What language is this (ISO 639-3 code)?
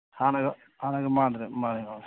mni